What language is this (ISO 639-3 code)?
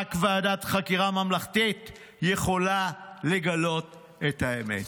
heb